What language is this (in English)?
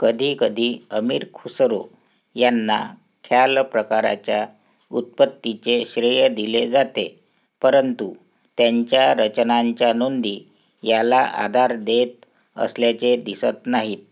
Marathi